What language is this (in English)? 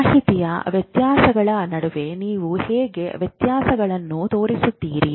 Kannada